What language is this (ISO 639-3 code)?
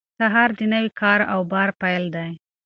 pus